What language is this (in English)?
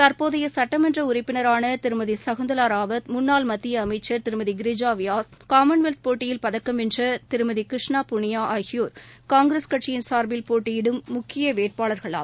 Tamil